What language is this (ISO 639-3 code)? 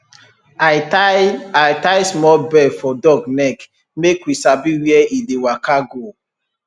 pcm